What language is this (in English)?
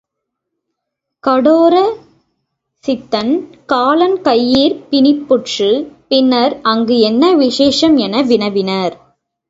Tamil